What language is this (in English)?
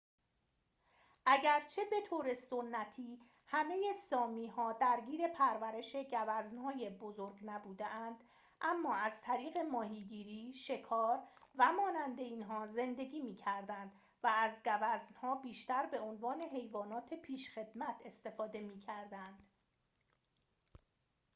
Persian